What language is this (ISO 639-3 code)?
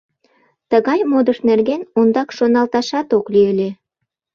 chm